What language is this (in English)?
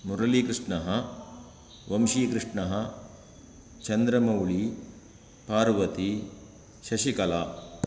Sanskrit